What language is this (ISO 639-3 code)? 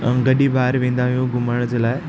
snd